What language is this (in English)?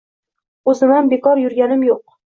Uzbek